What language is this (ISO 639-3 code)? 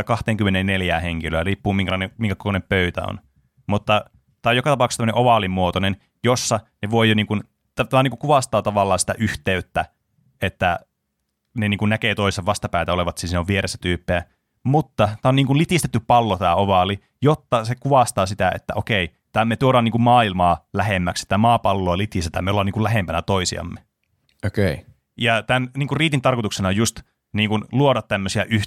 fin